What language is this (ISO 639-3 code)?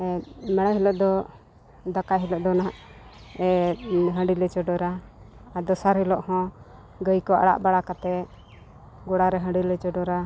sat